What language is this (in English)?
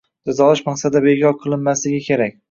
Uzbek